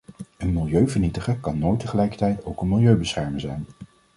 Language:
Dutch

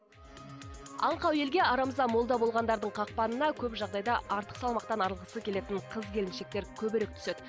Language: Kazakh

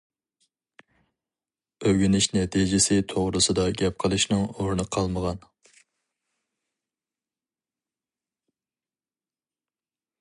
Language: Uyghur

